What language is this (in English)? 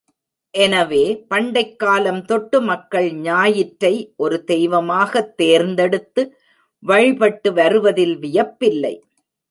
Tamil